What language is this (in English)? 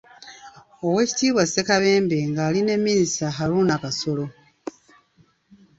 Ganda